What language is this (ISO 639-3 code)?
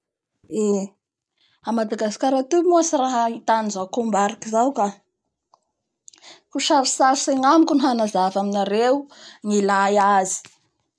bhr